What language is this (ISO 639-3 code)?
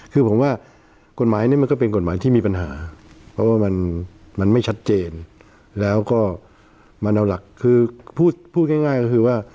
tha